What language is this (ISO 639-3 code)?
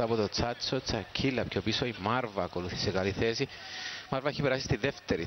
ell